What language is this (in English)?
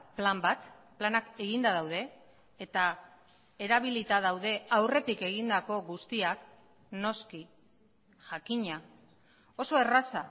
Basque